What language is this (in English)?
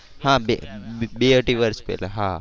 Gujarati